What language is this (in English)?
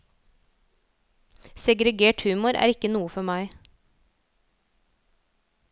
Norwegian